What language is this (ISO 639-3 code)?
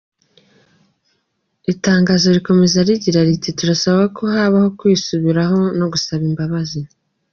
kin